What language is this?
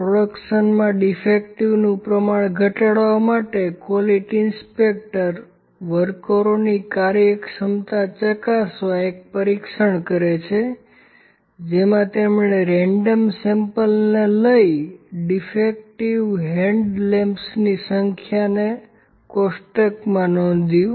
Gujarati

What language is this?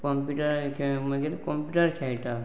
Konkani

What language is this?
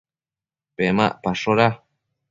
Matsés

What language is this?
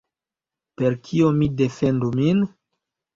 Esperanto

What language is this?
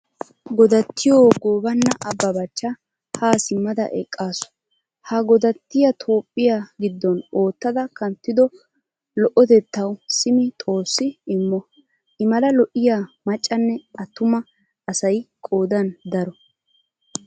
Wolaytta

